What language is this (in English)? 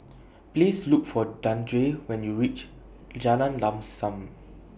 English